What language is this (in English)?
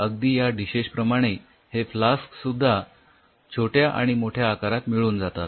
Marathi